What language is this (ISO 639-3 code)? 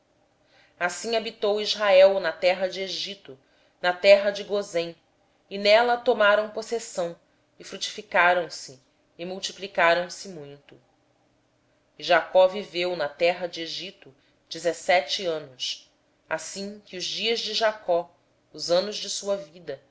por